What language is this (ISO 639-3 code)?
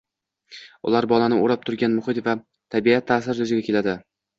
uzb